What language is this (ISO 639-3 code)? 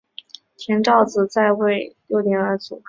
zho